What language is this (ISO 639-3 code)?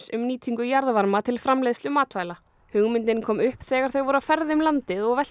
isl